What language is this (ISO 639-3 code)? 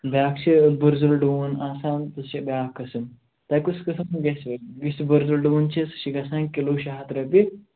kas